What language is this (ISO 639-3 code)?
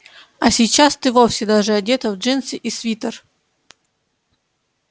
rus